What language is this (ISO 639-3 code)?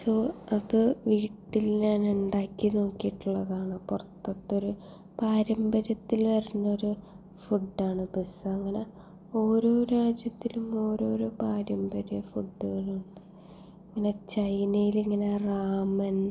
mal